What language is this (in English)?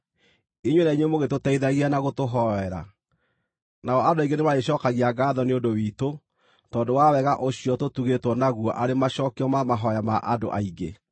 Kikuyu